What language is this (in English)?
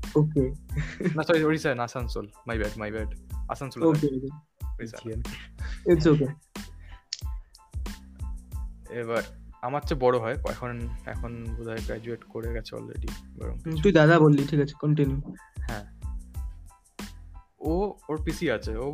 Bangla